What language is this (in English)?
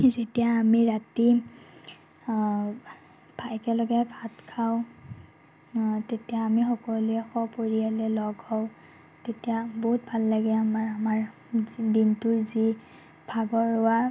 Assamese